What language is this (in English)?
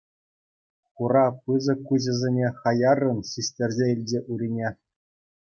Chuvash